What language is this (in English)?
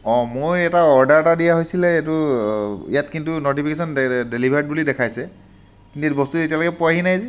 Assamese